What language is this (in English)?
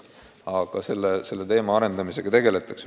Estonian